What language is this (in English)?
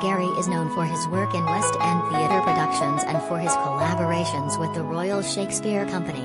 English